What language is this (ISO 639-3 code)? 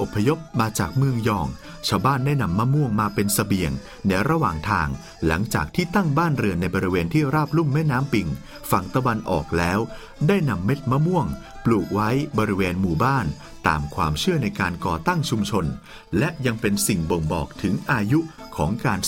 tha